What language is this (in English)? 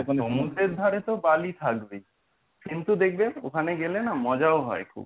Bangla